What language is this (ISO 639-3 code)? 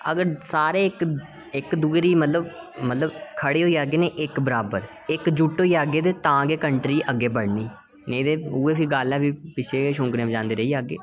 doi